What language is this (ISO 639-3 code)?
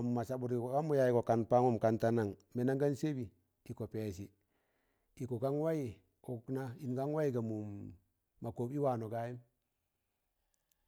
tan